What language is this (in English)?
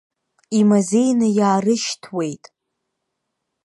Abkhazian